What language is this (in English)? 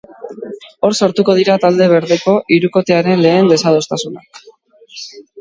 Basque